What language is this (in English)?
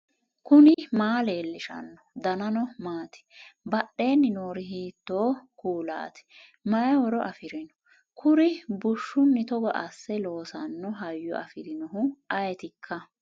Sidamo